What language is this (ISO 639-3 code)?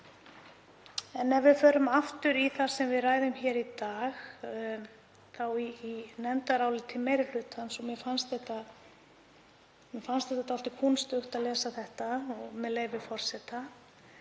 isl